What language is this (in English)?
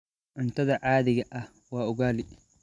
Somali